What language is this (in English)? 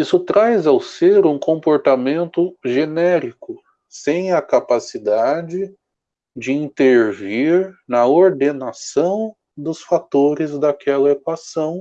Portuguese